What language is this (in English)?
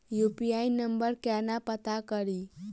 Maithili